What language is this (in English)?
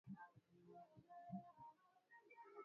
Swahili